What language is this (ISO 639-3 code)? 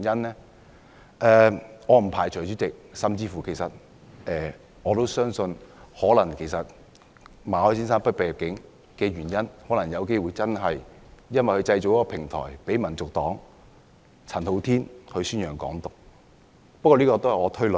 yue